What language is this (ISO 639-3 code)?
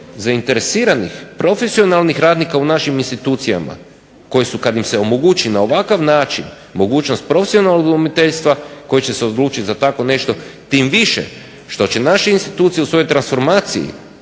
hrv